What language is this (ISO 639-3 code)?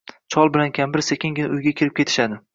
uzb